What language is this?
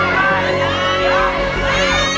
Thai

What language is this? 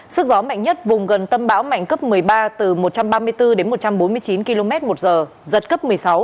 Vietnamese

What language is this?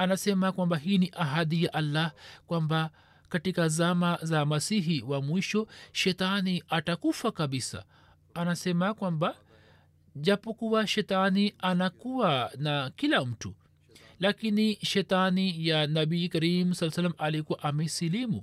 Swahili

